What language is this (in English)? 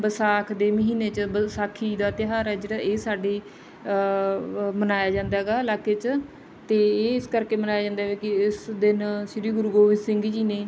Punjabi